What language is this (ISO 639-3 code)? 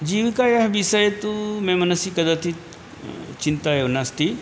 san